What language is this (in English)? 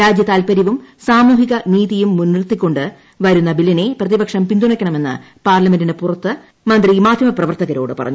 Malayalam